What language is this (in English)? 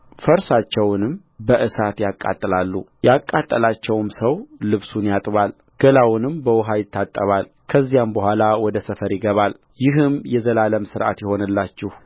Amharic